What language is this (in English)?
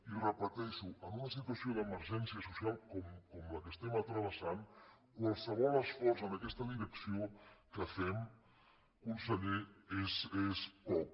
Catalan